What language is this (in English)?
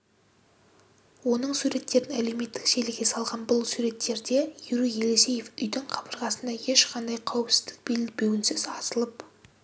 Kazakh